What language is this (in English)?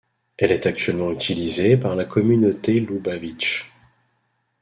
French